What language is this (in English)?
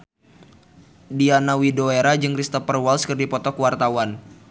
Sundanese